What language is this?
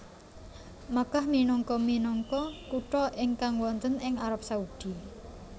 Javanese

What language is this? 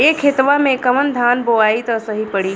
Bhojpuri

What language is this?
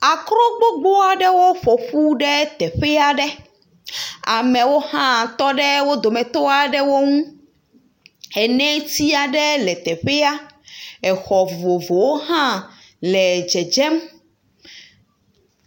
Ewe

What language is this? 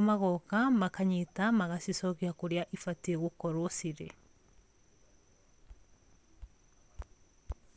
Kikuyu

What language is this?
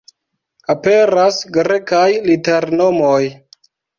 Esperanto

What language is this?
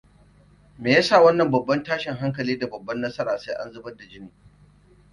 Hausa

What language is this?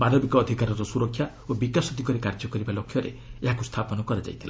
Odia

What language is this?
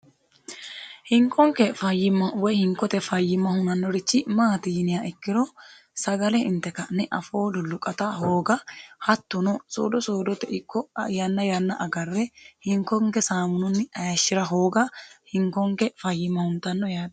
Sidamo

